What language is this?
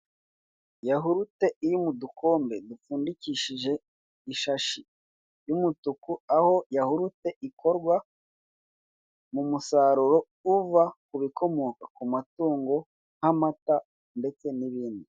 Kinyarwanda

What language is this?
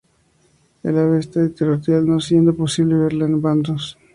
Spanish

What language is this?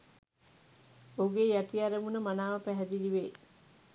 Sinhala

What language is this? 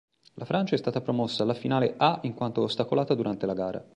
Italian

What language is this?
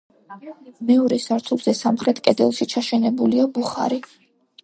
Georgian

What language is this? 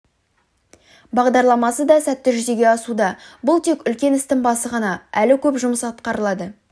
Kazakh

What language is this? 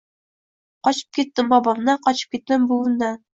Uzbek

